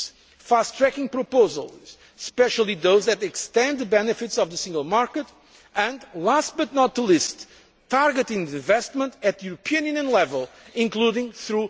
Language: English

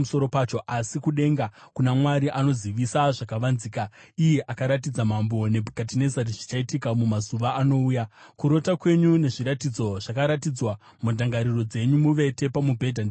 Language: Shona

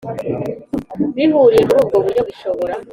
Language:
Kinyarwanda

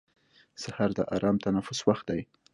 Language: Pashto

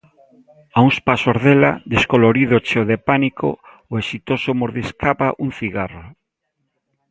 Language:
Galician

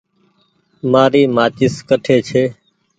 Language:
Goaria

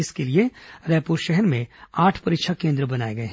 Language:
Hindi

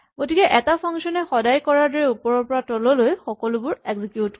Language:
Assamese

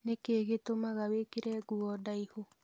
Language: Kikuyu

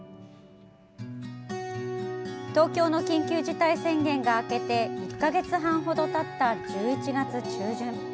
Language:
Japanese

